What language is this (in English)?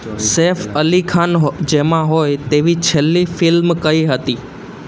Gujarati